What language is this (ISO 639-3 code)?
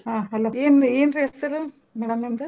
kan